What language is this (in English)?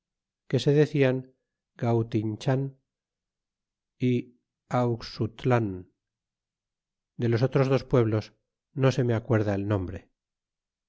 Spanish